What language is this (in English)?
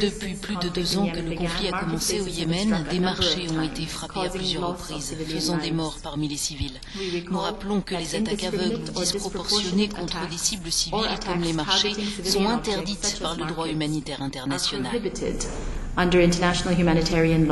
French